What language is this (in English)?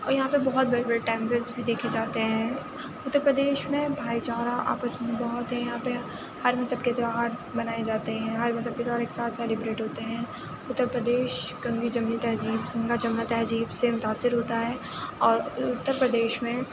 Urdu